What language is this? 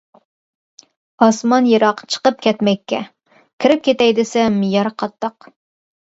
Uyghur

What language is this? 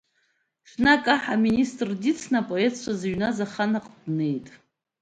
Abkhazian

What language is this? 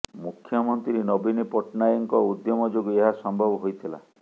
Odia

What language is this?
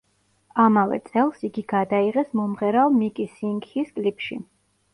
Georgian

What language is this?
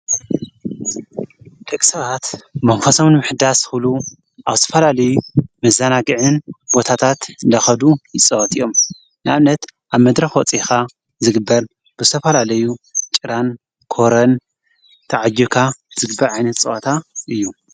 Tigrinya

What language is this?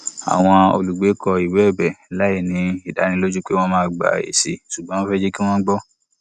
Yoruba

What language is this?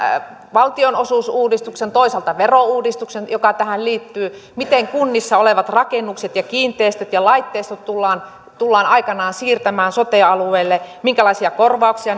Finnish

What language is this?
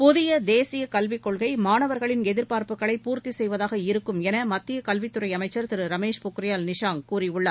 Tamil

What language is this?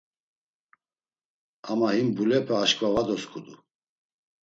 Laz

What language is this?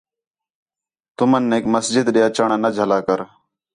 Khetrani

